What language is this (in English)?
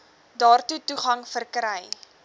Afrikaans